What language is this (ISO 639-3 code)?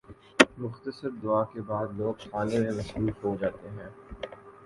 urd